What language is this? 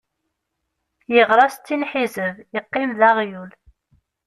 Kabyle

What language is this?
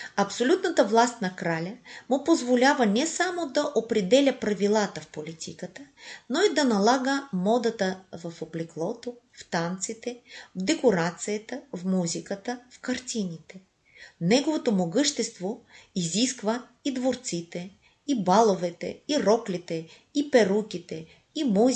Bulgarian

